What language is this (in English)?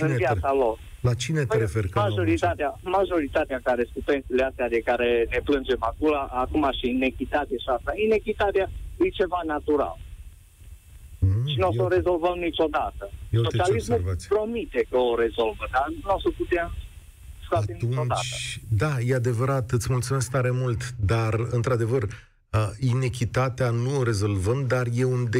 Romanian